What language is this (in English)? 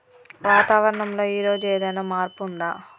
Telugu